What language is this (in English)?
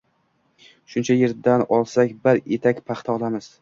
Uzbek